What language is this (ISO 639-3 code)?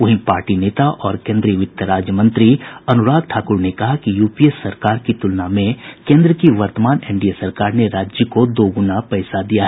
hin